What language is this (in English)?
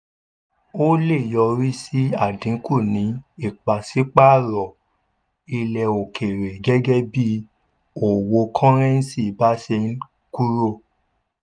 Yoruba